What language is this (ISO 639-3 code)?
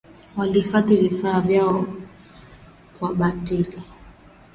swa